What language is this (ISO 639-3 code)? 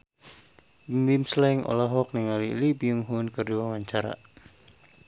sun